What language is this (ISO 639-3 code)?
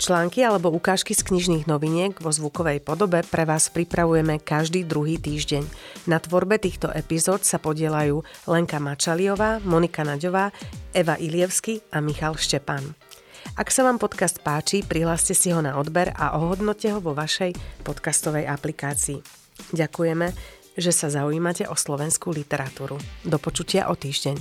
slk